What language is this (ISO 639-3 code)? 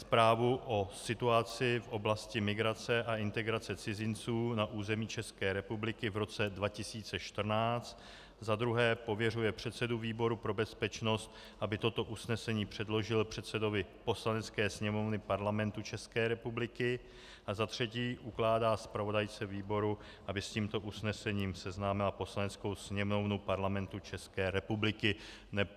ces